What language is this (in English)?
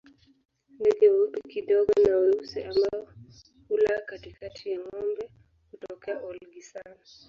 Swahili